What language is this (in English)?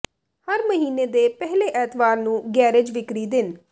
Punjabi